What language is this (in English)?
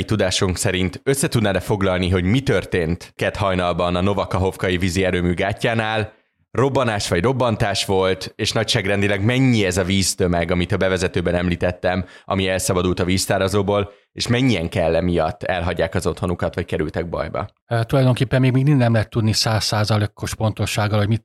Hungarian